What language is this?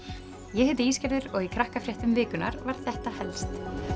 Icelandic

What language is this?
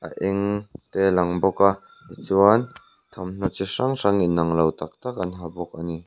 Mizo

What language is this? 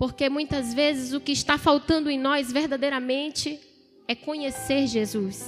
Portuguese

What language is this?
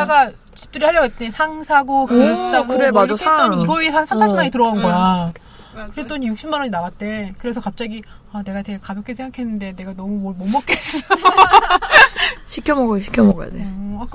Korean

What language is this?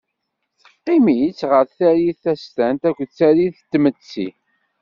Kabyle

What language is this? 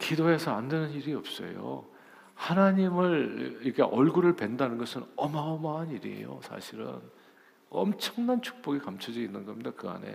Korean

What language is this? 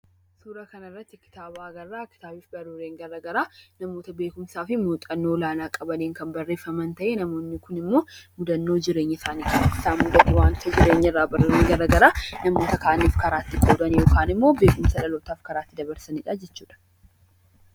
Oromo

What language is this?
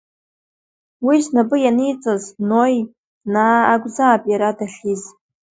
Abkhazian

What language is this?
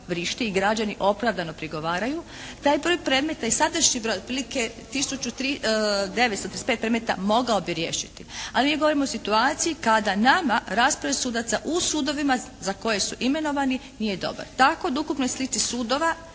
Croatian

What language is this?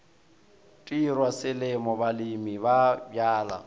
Northern Sotho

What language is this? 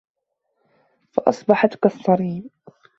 Arabic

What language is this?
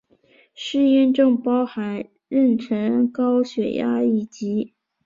Chinese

